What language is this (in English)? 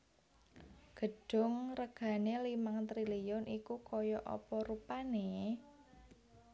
Javanese